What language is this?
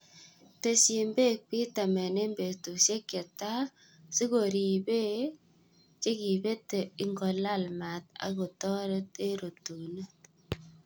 Kalenjin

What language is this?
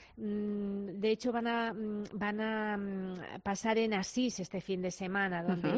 Spanish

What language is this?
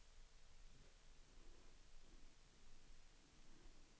Swedish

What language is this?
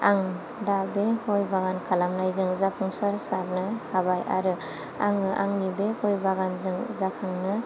Bodo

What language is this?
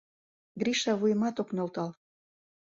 Mari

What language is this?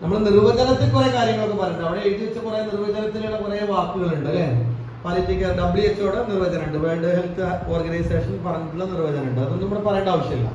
Malayalam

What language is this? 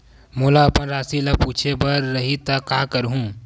Chhattisgarhi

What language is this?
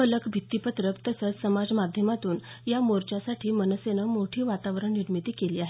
Marathi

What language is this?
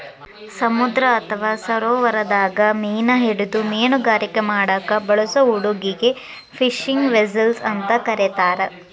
Kannada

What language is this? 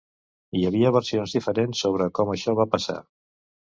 Catalan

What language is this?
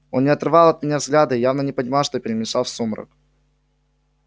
Russian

